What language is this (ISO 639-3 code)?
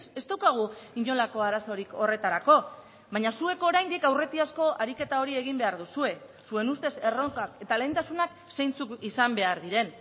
eus